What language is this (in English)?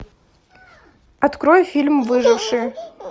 Russian